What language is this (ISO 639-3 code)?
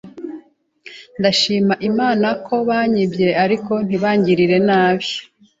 kin